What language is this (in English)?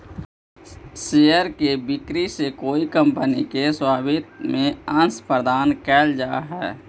Magahi